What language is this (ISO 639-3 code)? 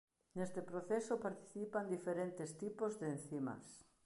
glg